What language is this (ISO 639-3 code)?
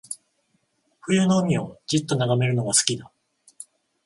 jpn